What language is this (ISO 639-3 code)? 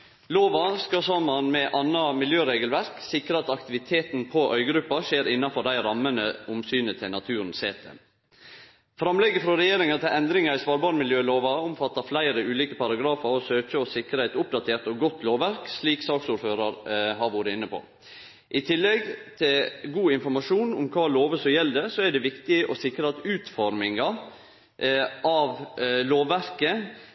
nno